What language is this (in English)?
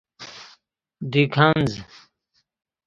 Persian